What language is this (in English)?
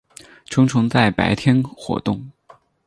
Chinese